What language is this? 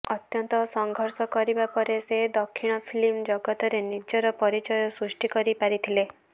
Odia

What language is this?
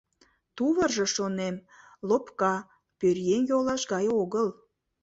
Mari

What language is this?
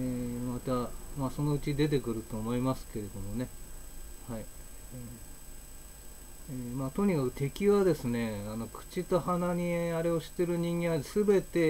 Japanese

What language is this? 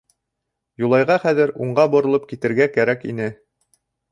Bashkir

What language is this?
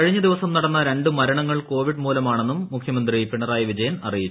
Malayalam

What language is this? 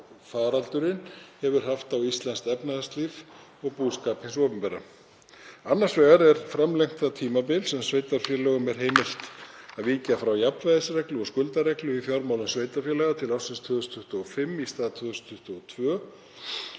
Icelandic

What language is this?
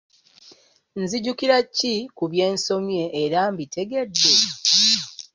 Ganda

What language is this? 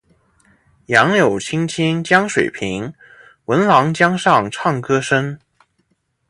Chinese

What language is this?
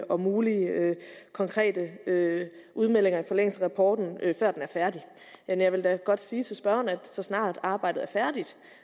Danish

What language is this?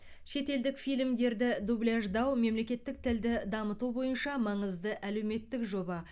Kazakh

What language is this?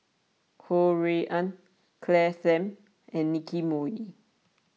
English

